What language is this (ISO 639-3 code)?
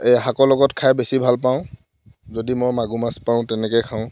asm